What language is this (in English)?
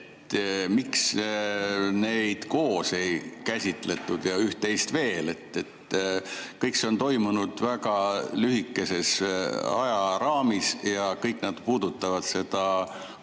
Estonian